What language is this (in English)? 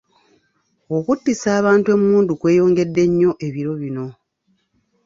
Ganda